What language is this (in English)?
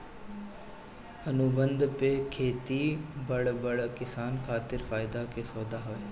Bhojpuri